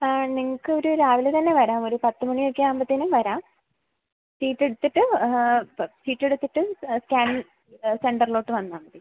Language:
Malayalam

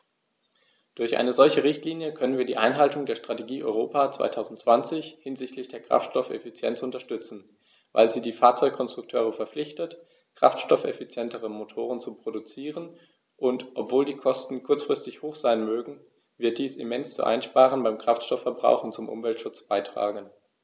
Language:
German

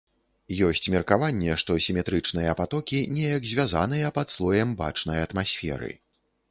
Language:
Belarusian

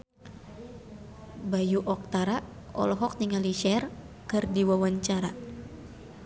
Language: Sundanese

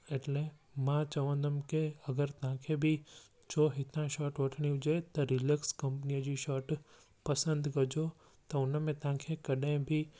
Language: Sindhi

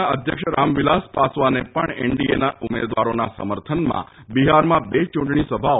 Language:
Gujarati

